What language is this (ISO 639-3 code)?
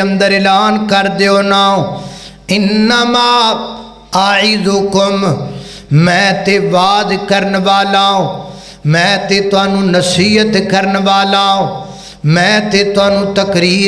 hin